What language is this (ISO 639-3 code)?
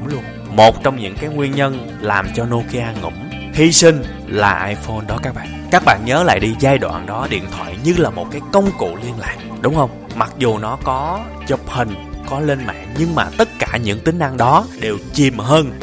vie